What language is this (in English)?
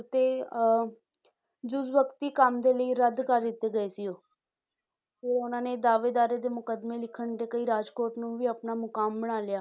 Punjabi